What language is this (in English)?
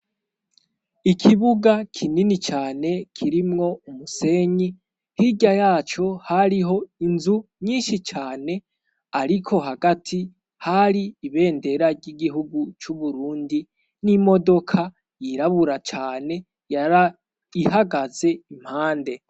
Rundi